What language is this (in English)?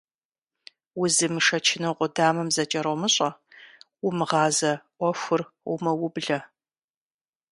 Kabardian